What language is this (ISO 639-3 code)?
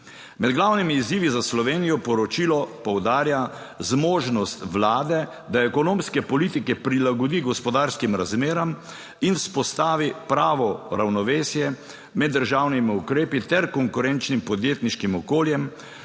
slv